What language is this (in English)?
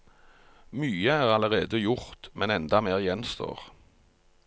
Norwegian